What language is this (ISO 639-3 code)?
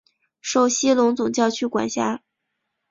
zho